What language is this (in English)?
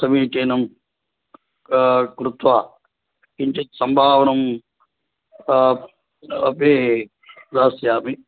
Sanskrit